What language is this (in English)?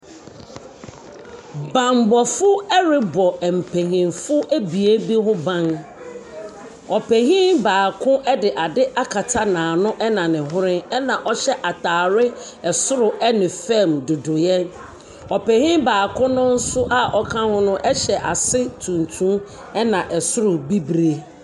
Akan